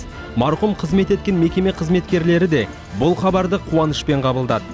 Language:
Kazakh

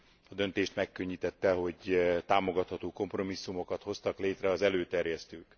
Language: Hungarian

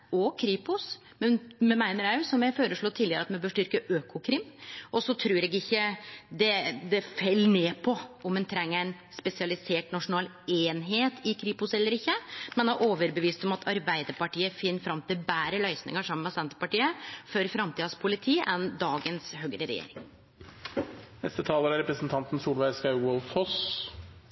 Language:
Norwegian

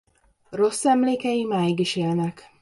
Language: Hungarian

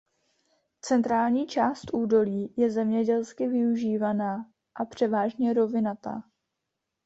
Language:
Czech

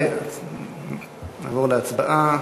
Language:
Hebrew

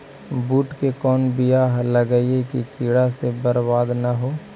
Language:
Magahi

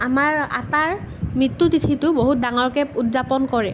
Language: Assamese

